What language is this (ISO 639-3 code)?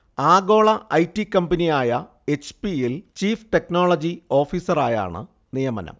mal